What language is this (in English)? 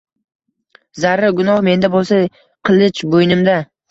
Uzbek